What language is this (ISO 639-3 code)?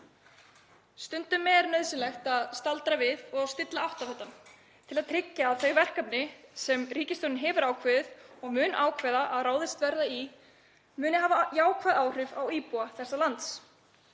isl